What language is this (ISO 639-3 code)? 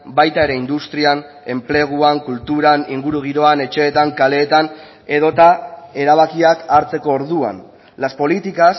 eus